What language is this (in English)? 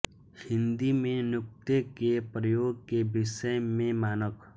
Hindi